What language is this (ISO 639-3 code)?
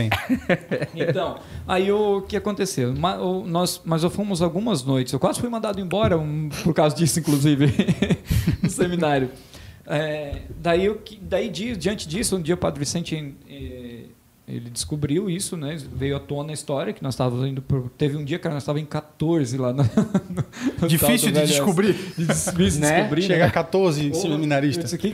por